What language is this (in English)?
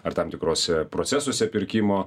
Lithuanian